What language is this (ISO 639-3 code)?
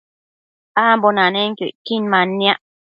mcf